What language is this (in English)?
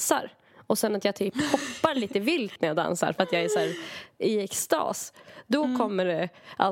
Swedish